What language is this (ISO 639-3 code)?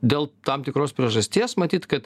lit